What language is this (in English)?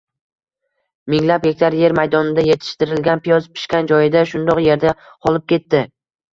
Uzbek